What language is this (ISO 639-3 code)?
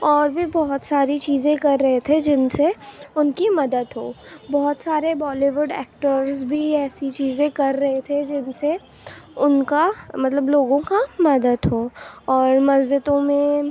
urd